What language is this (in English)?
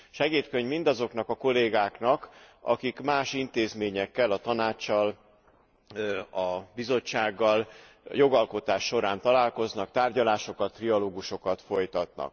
Hungarian